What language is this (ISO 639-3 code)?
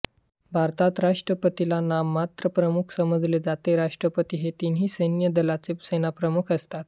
mar